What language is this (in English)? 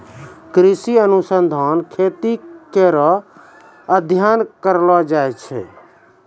Maithili